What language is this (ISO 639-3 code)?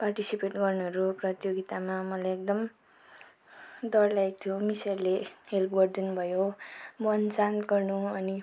nep